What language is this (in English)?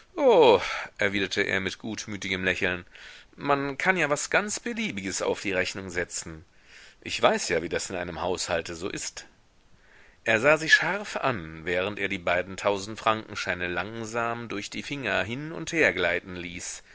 German